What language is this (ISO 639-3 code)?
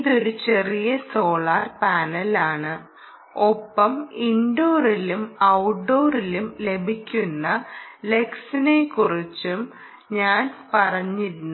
mal